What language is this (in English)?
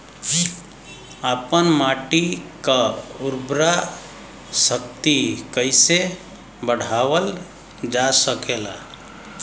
Bhojpuri